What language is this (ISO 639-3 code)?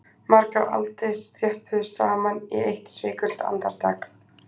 isl